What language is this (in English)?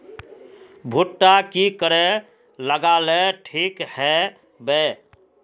Magahi